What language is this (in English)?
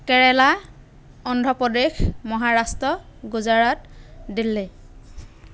Assamese